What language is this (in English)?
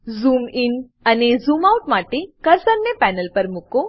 Gujarati